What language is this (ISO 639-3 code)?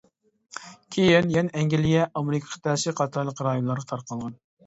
uig